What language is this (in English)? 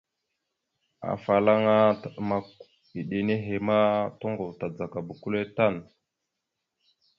Mada (Cameroon)